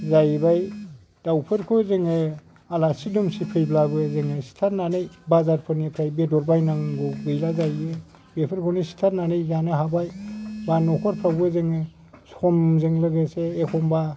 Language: Bodo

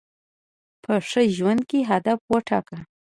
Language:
Pashto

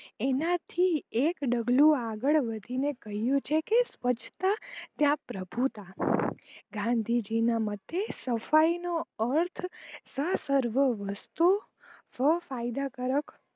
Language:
Gujarati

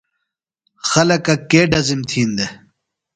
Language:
Phalura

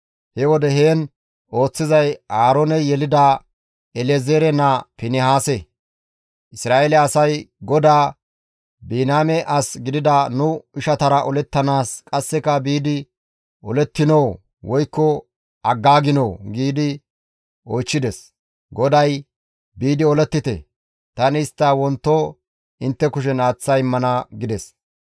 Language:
Gamo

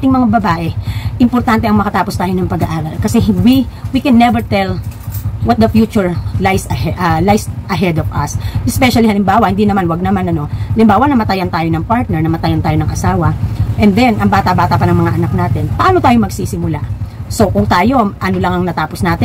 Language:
Filipino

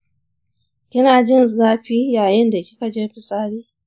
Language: Hausa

